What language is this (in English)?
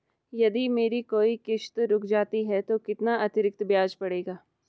Hindi